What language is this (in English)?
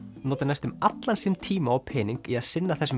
Icelandic